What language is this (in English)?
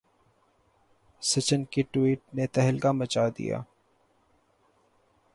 Urdu